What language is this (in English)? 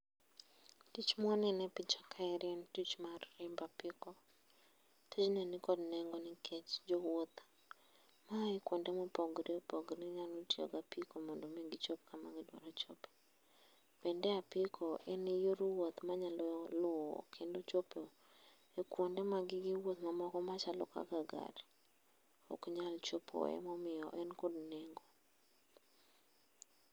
Luo (Kenya and Tanzania)